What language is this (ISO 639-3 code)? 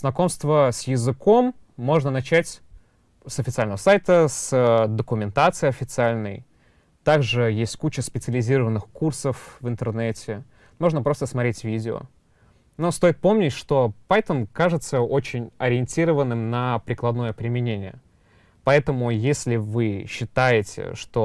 rus